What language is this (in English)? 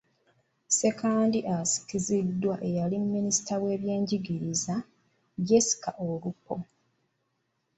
Ganda